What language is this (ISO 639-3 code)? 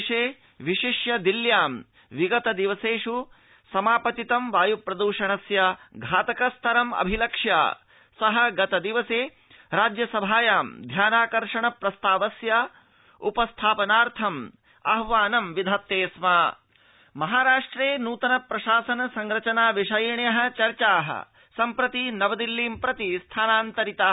san